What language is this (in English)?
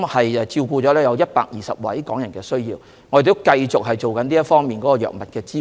Cantonese